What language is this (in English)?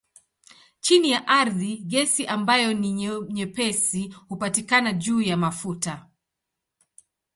Swahili